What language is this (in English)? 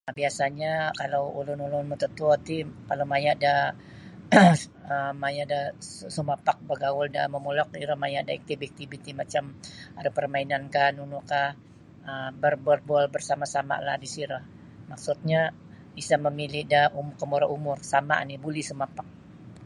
Sabah Bisaya